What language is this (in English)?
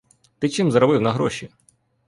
Ukrainian